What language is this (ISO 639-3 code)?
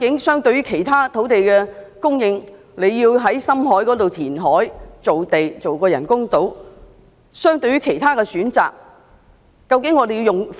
yue